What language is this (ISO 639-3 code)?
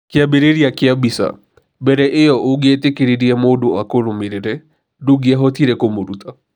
kik